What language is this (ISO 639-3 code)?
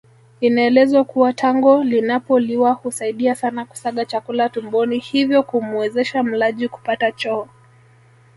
swa